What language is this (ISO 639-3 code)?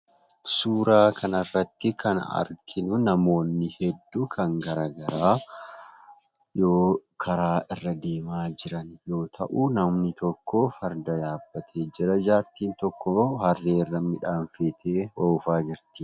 orm